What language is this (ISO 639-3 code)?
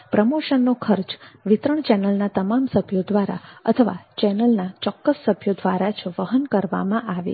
guj